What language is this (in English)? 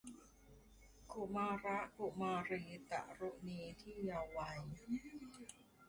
Thai